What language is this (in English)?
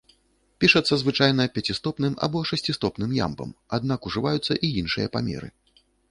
Belarusian